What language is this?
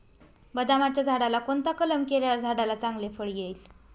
Marathi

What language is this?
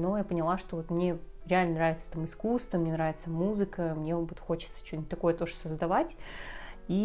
Russian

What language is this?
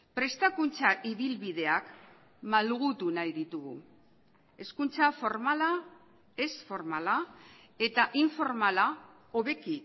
Basque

